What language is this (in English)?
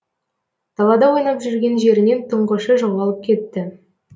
Kazakh